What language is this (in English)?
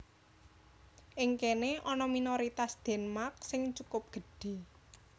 Javanese